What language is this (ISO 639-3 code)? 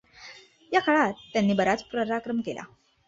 mar